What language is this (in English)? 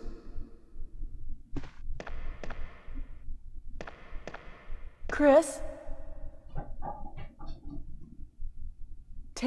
Portuguese